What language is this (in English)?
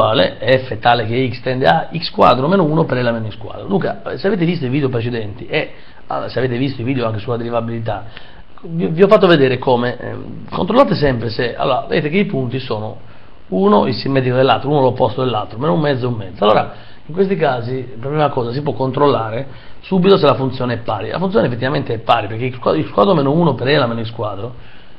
Italian